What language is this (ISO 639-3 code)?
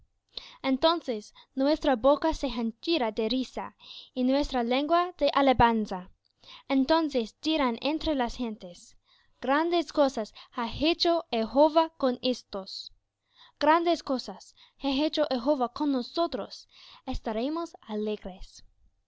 spa